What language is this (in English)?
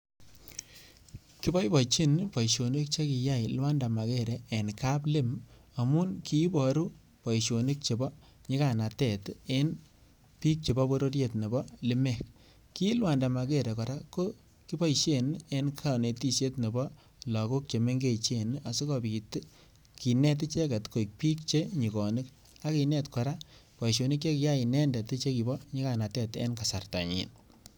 Kalenjin